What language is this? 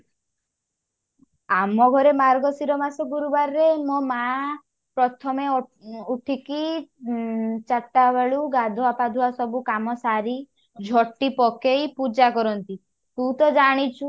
Odia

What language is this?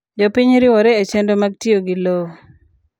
Luo (Kenya and Tanzania)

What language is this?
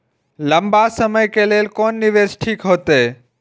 Maithili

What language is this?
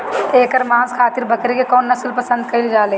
Bhojpuri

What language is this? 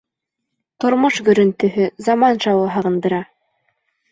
Bashkir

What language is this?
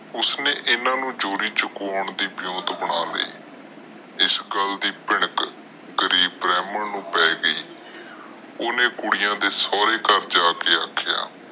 Punjabi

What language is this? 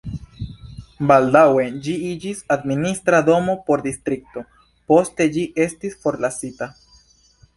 Esperanto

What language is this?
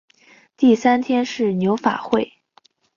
Chinese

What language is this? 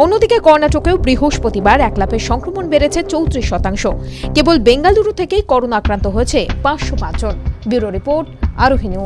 Hindi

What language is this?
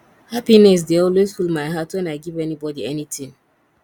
Nigerian Pidgin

